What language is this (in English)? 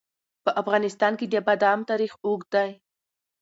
Pashto